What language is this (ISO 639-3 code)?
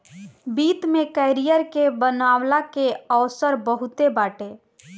bho